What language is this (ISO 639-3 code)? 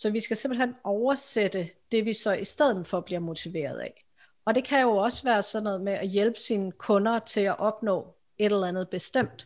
dan